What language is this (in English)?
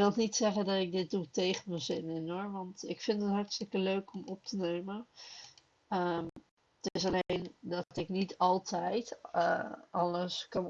Dutch